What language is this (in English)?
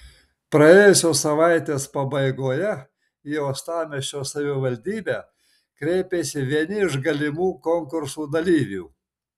Lithuanian